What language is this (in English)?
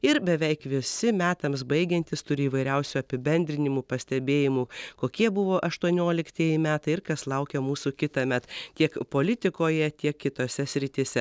Lithuanian